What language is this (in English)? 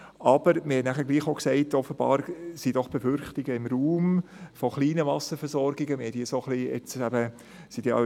Swiss German